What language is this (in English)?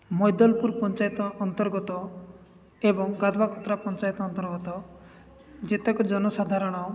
Odia